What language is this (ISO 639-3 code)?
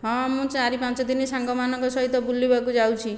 ori